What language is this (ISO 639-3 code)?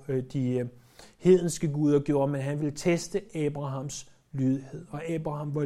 dan